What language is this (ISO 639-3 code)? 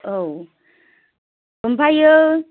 brx